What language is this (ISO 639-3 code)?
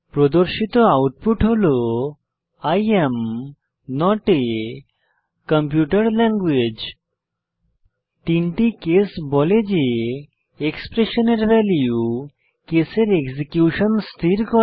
ben